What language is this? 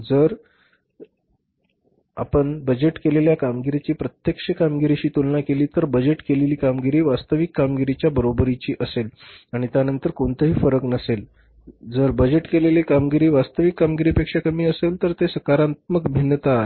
Marathi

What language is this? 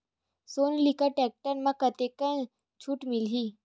Chhattisgarhi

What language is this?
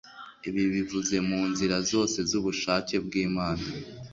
Kinyarwanda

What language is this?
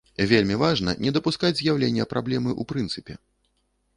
Belarusian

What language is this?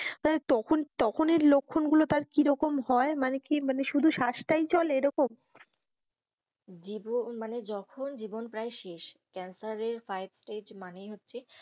Bangla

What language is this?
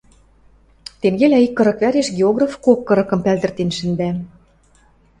Western Mari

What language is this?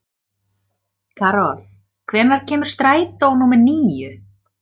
Icelandic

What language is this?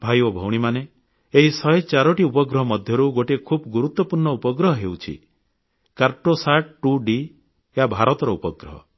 Odia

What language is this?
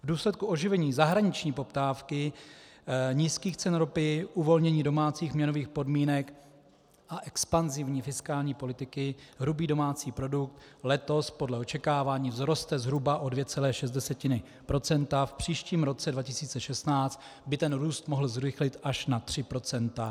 Czech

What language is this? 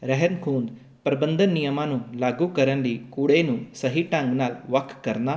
Punjabi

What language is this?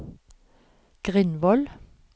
Norwegian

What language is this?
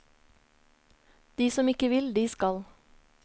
Norwegian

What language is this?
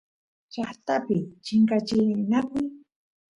Santiago del Estero Quichua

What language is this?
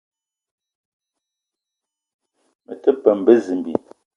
Eton (Cameroon)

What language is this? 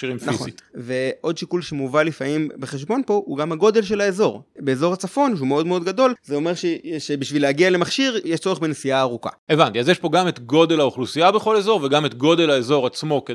Hebrew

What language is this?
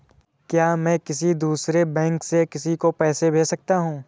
Hindi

